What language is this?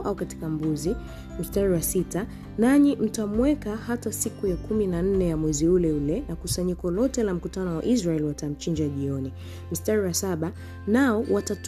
Swahili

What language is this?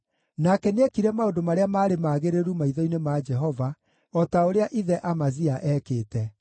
Kikuyu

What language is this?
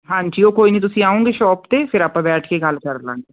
Punjabi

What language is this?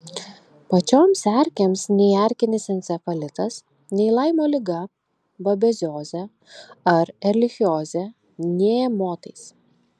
Lithuanian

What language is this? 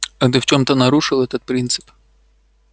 Russian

